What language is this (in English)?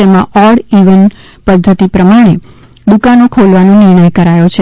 Gujarati